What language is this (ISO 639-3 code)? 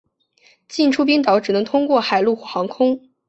zho